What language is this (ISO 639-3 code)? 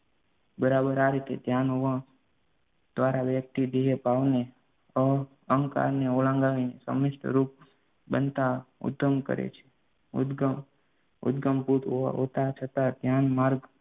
guj